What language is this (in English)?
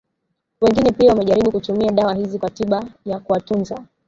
Swahili